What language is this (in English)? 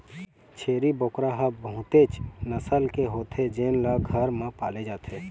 Chhattisgarhi